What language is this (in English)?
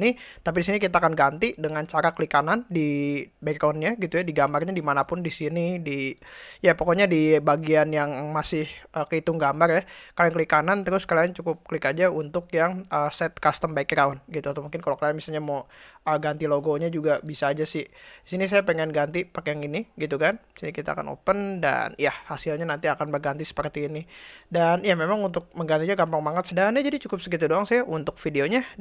Indonesian